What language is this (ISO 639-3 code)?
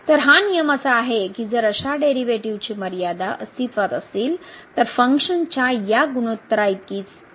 mar